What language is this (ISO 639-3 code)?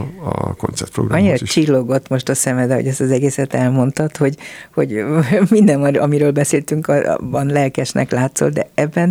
hun